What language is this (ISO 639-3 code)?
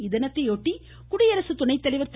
tam